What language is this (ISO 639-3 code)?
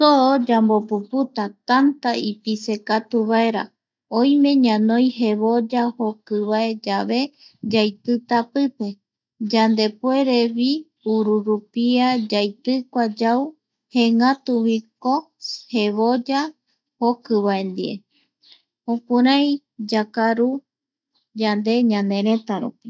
gui